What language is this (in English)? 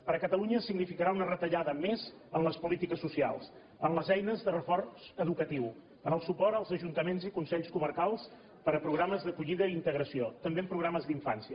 Catalan